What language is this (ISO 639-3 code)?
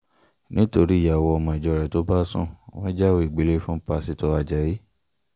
yor